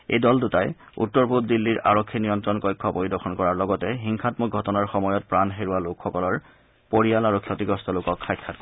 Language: Assamese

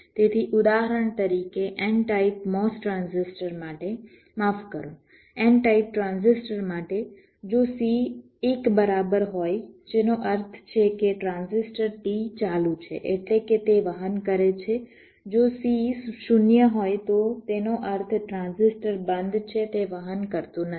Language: Gujarati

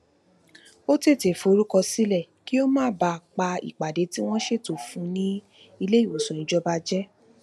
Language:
Yoruba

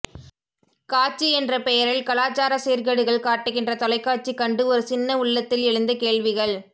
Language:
Tamil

